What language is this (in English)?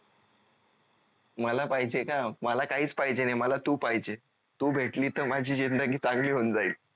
Marathi